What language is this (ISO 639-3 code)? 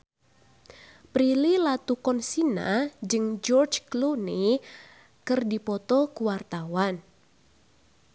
sun